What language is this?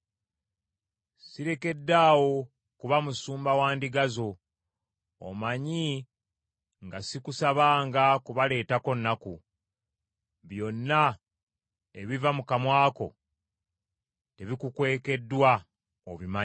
Ganda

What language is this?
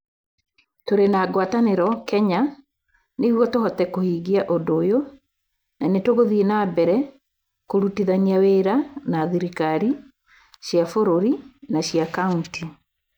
Kikuyu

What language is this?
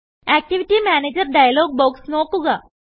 Malayalam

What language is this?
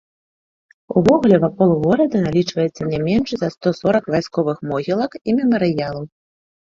Belarusian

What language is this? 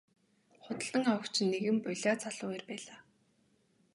Mongolian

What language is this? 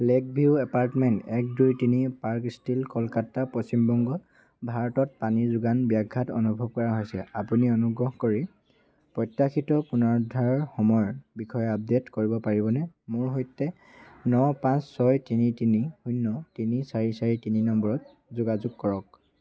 Assamese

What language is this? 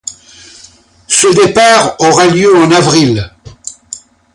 French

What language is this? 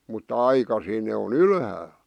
Finnish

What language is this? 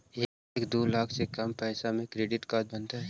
Magahi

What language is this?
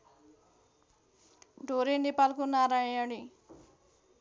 Nepali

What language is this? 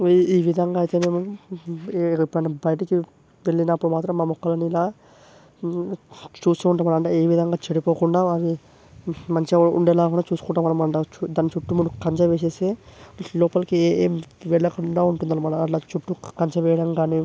Telugu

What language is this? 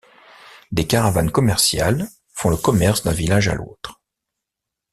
French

